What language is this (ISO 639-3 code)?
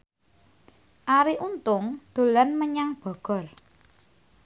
jav